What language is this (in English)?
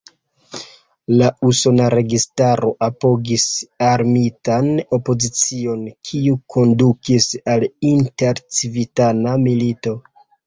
Esperanto